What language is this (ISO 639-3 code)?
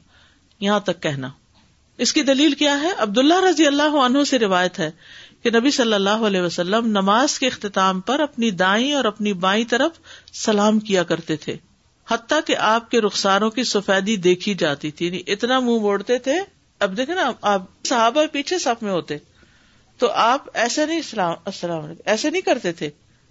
urd